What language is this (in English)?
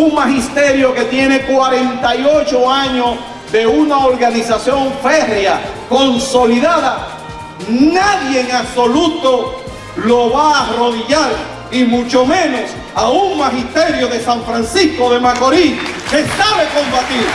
Spanish